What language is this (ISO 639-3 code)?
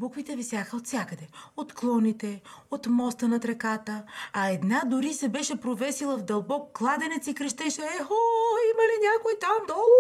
bul